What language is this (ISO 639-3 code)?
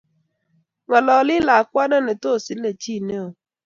kln